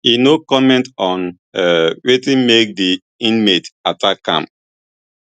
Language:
Nigerian Pidgin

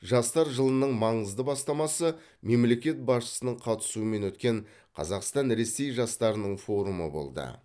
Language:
Kazakh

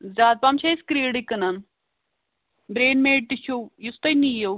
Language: Kashmiri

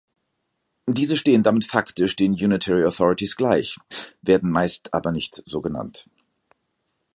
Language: German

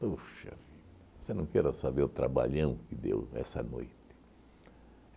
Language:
Portuguese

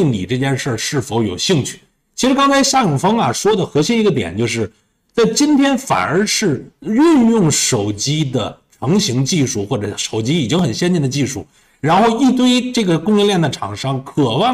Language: Chinese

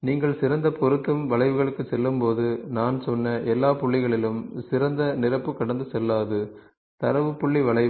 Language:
Tamil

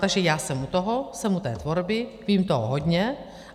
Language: Czech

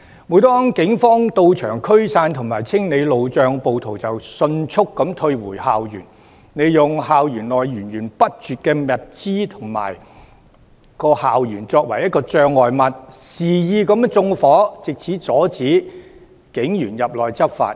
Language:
Cantonese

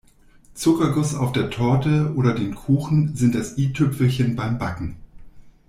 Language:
German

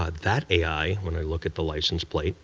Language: English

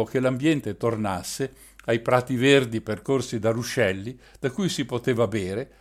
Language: Italian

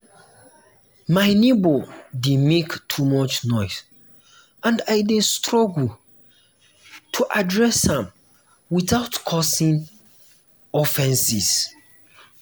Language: Nigerian Pidgin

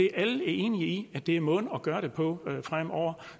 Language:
Danish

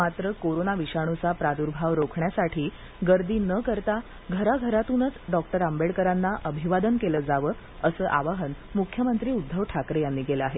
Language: Marathi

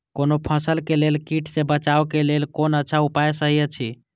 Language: Maithili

